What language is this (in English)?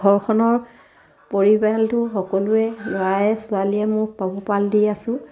Assamese